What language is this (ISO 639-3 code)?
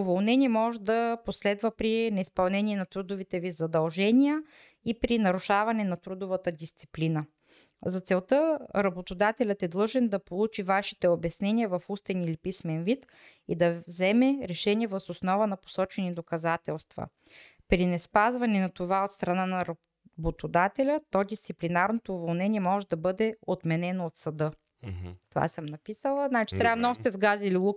bul